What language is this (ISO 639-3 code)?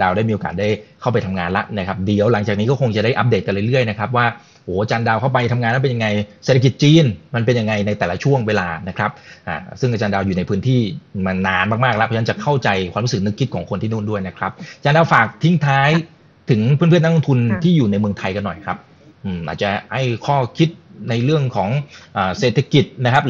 tha